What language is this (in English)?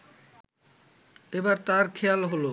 Bangla